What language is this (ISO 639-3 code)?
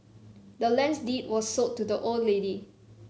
eng